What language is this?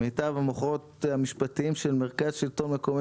Hebrew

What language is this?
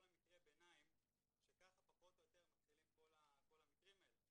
Hebrew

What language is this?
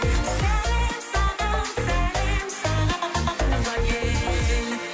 Kazakh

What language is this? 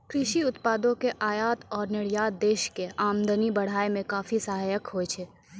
Maithili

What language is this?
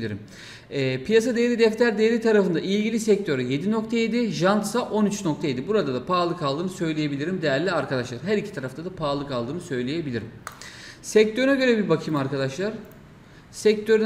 Turkish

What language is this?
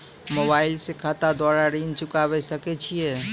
Maithili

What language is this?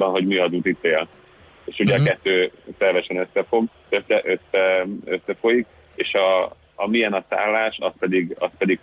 Hungarian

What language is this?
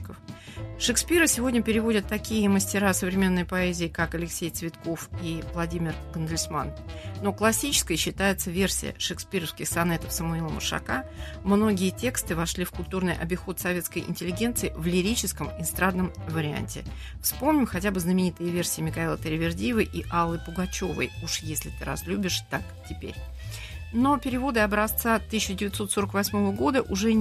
Russian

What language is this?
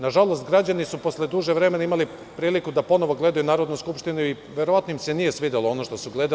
Serbian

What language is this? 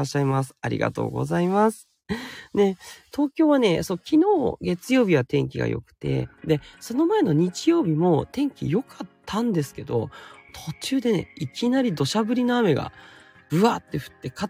Japanese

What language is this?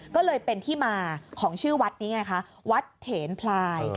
Thai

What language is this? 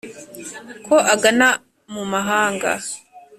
Kinyarwanda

